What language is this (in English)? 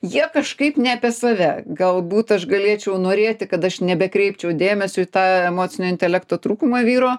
Lithuanian